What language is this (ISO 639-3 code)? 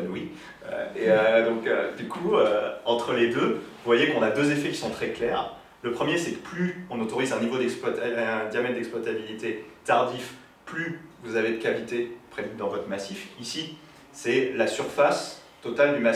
fra